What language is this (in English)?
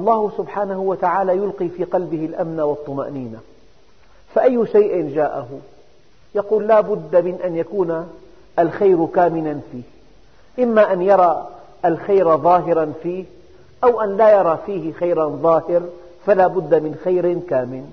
Arabic